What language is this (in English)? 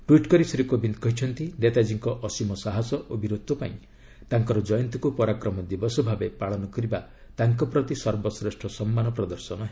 Odia